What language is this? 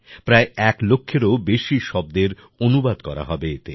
Bangla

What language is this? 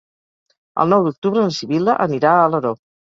Catalan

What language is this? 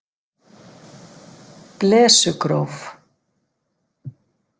Icelandic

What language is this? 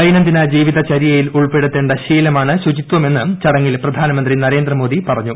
Malayalam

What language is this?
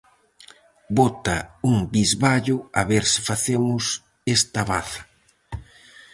Galician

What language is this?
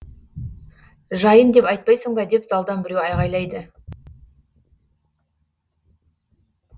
Kazakh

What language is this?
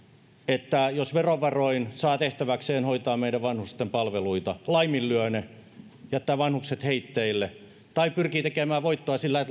Finnish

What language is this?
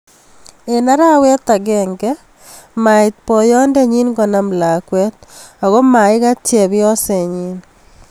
Kalenjin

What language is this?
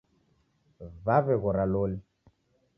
Taita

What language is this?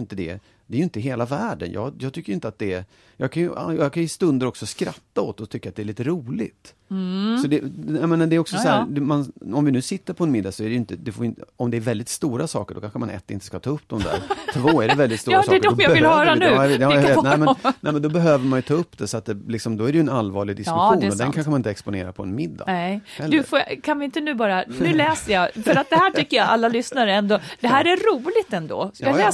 Swedish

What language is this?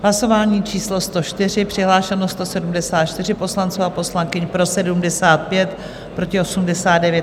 Czech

